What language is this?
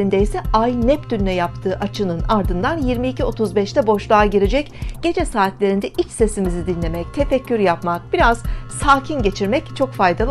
Turkish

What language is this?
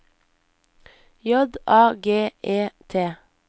Norwegian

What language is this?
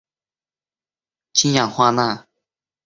Chinese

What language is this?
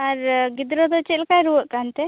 Santali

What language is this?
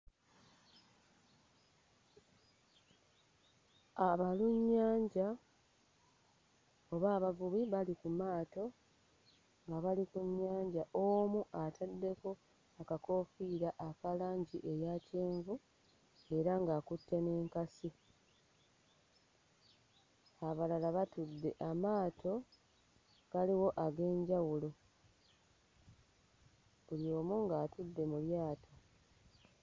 Ganda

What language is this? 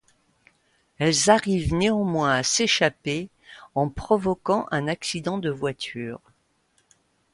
French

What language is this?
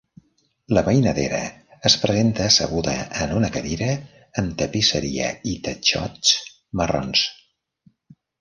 Catalan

